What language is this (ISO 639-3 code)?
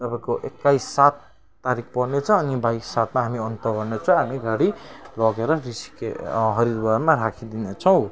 nep